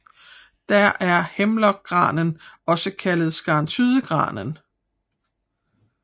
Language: Danish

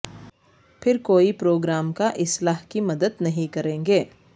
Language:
Urdu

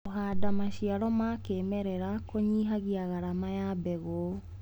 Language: Kikuyu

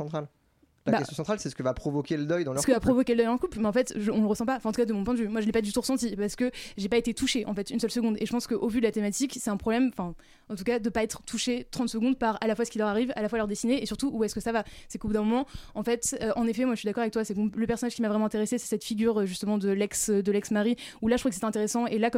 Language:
French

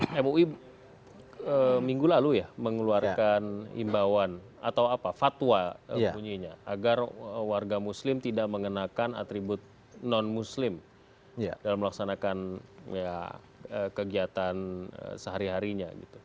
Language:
Indonesian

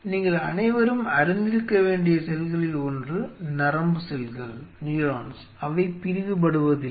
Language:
Tamil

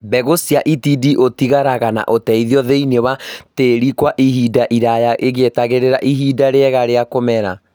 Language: Kikuyu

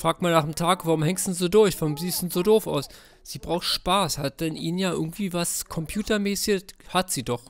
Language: German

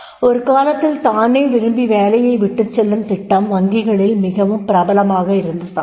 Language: Tamil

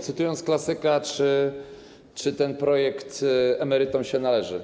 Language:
Polish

